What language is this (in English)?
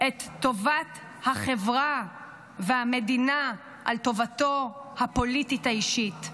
Hebrew